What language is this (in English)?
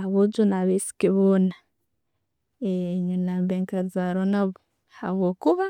Tooro